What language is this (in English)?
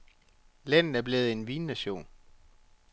Danish